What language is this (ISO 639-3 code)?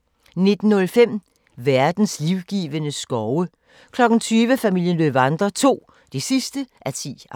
dan